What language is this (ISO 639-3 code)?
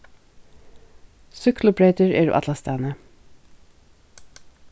fao